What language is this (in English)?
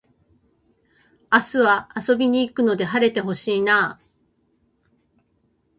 Japanese